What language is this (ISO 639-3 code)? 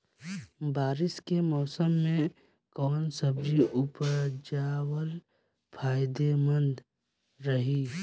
bho